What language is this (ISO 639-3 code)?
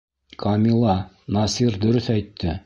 bak